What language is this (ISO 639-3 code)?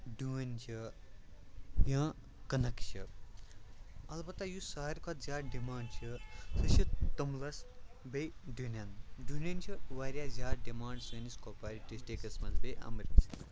kas